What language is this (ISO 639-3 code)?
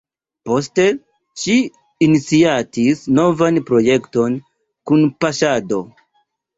epo